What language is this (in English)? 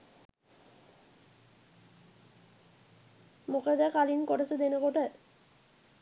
Sinhala